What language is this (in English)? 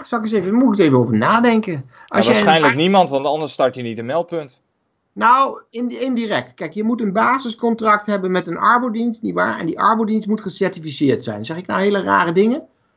Dutch